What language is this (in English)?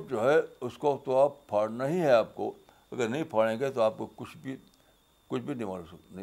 Urdu